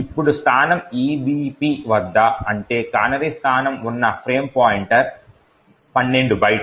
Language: Telugu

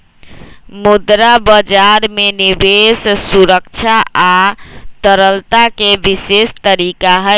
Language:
Magahi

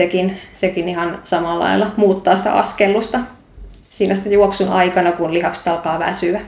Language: Finnish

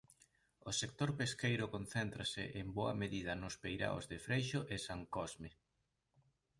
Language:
Galician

